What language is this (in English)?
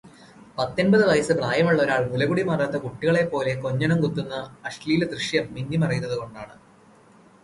Malayalam